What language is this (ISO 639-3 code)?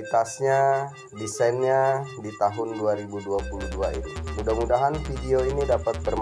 ind